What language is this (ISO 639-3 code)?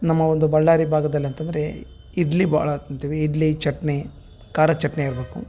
kan